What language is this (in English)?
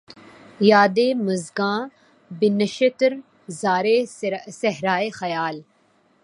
Urdu